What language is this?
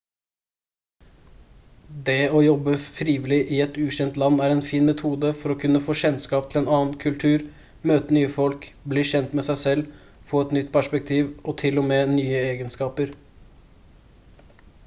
Norwegian Bokmål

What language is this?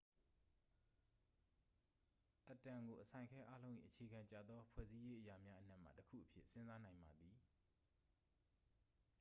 Burmese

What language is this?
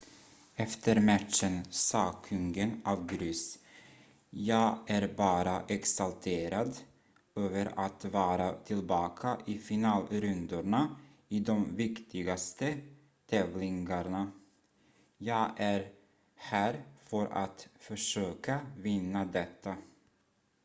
Swedish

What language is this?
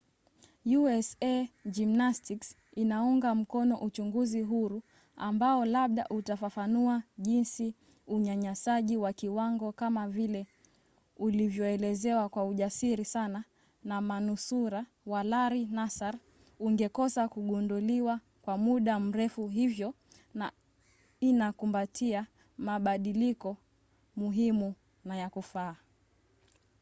Swahili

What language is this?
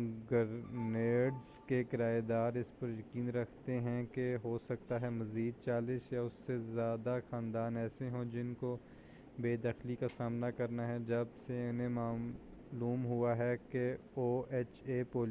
Urdu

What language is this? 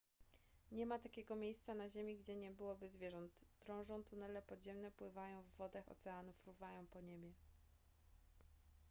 Polish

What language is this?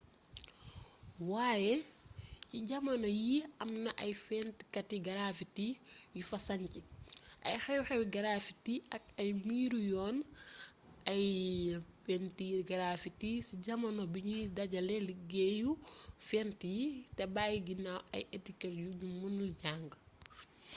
Wolof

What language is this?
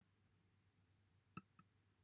Welsh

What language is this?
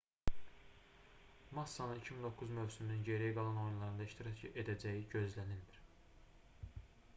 Azerbaijani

